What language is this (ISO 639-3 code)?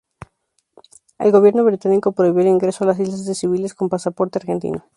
spa